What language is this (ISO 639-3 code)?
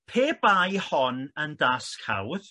cym